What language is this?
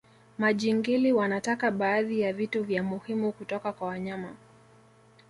Swahili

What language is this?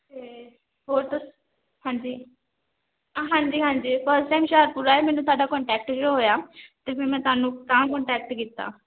Punjabi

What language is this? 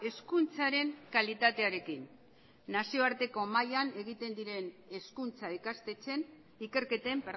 Basque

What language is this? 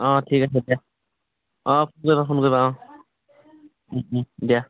Assamese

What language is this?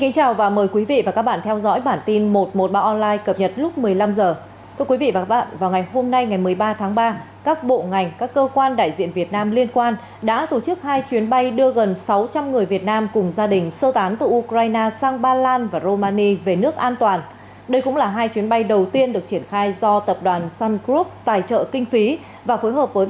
Vietnamese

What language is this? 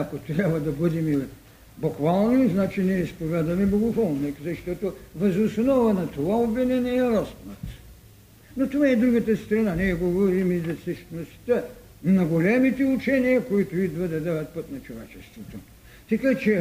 Bulgarian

